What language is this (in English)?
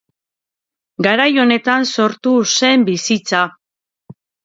Basque